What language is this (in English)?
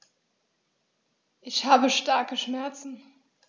German